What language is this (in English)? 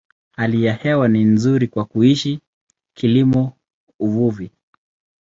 Swahili